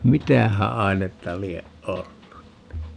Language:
Finnish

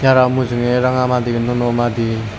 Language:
Chakma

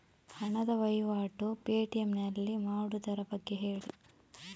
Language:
Kannada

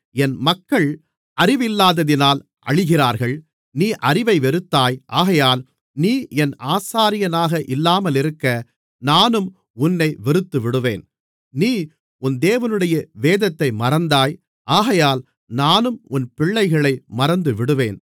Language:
Tamil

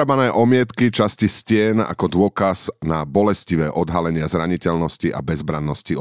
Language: Slovak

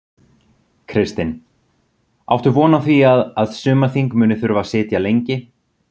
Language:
Icelandic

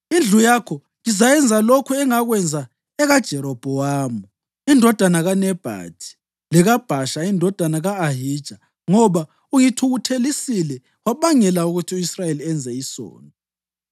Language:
North Ndebele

